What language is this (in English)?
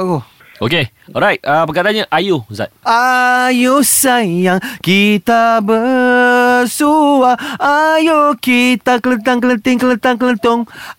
Malay